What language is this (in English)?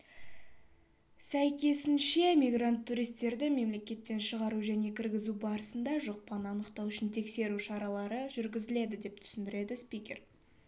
Kazakh